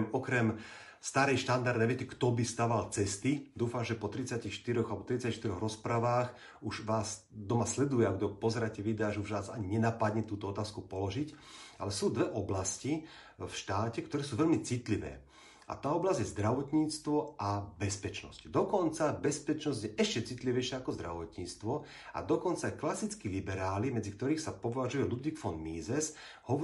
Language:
Slovak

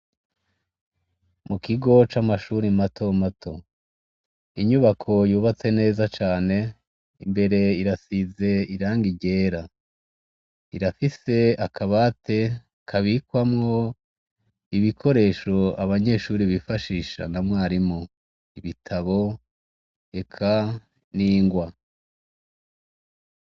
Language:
Rundi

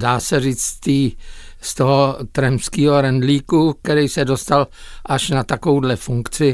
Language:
Czech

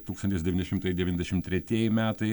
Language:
Lithuanian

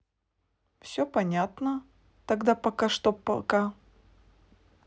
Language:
Russian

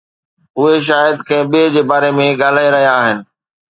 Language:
Sindhi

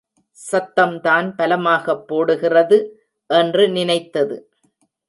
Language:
Tamil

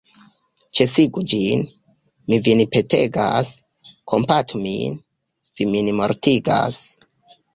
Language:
Esperanto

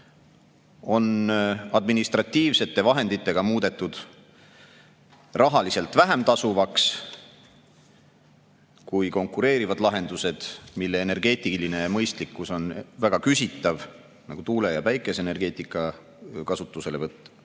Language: Estonian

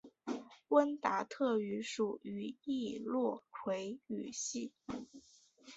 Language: Chinese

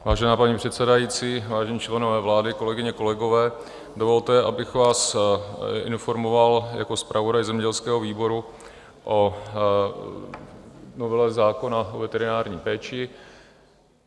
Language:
Czech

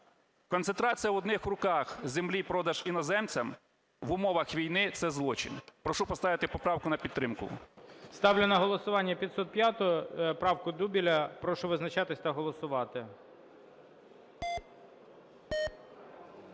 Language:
Ukrainian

